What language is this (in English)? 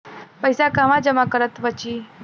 Bhojpuri